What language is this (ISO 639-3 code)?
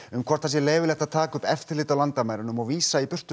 isl